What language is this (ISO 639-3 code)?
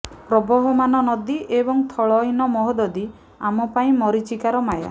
ori